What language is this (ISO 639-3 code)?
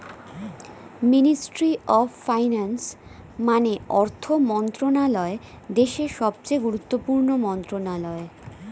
ben